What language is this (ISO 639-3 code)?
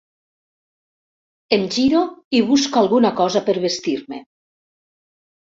cat